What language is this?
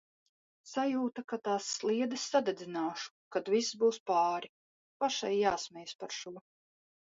Latvian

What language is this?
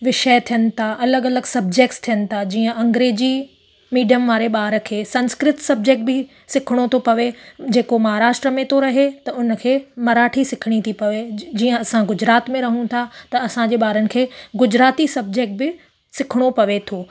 Sindhi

